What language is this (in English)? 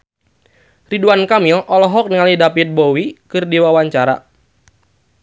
Sundanese